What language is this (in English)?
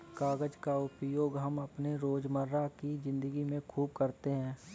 Hindi